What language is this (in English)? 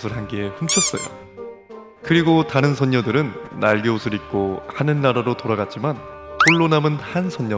Korean